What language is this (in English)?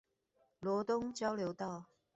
Chinese